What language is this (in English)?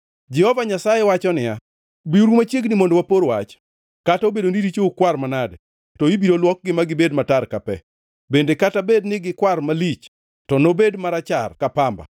Luo (Kenya and Tanzania)